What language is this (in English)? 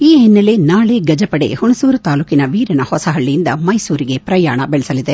Kannada